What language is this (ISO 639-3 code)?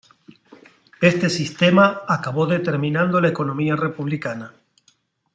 spa